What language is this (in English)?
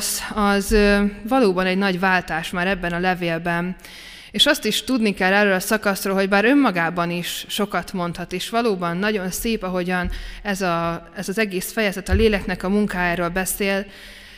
Hungarian